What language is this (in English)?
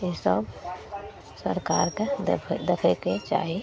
Maithili